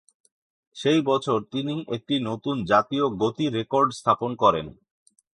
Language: Bangla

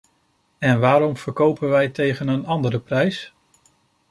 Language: Dutch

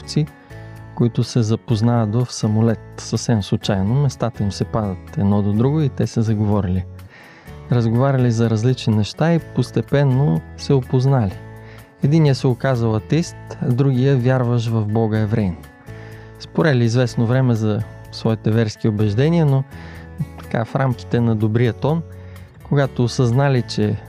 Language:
Bulgarian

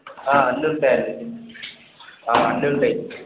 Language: Telugu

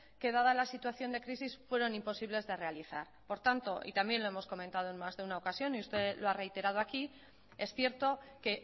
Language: Spanish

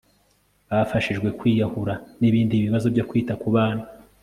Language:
Kinyarwanda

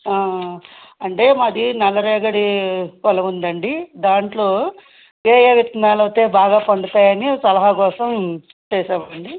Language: Telugu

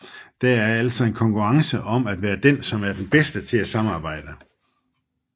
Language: Danish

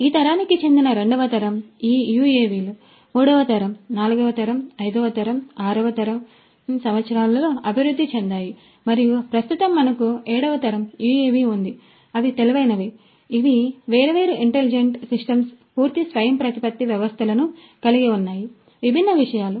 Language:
Telugu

